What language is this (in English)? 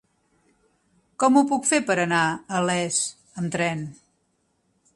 Catalan